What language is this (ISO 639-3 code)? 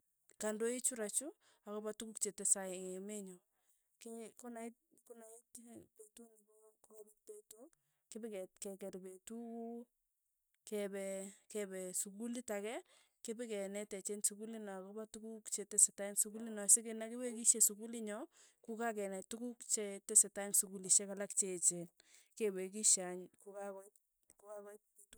tuy